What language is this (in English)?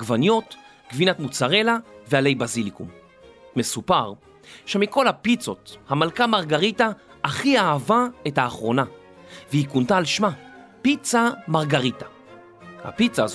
Hebrew